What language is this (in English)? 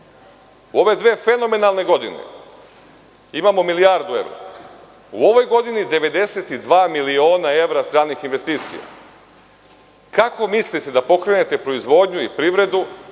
Serbian